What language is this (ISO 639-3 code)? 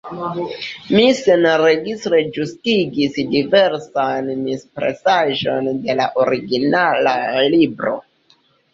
epo